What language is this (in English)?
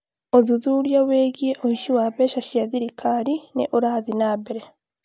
Kikuyu